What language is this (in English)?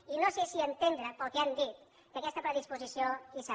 Catalan